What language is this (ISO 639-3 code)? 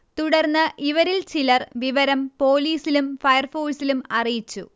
mal